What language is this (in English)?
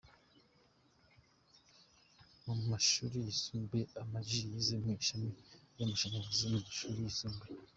Kinyarwanda